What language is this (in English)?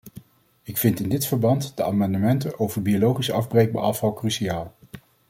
Dutch